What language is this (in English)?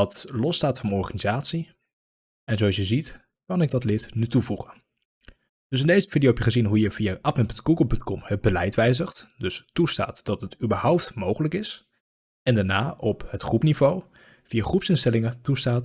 Dutch